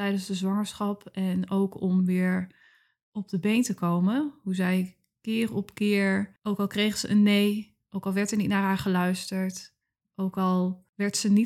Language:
Dutch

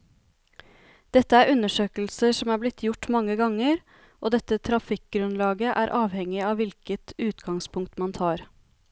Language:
Norwegian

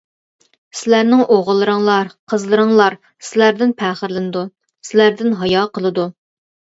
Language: Uyghur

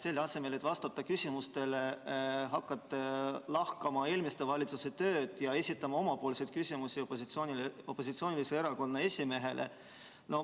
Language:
Estonian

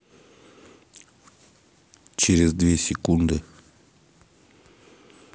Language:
Russian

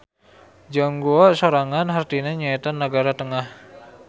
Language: Sundanese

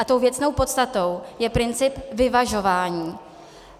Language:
Czech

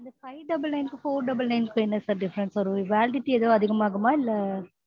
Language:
Tamil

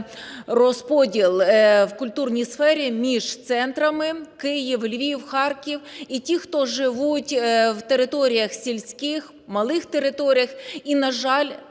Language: Ukrainian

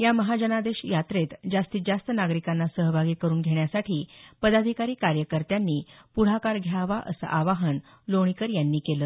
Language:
Marathi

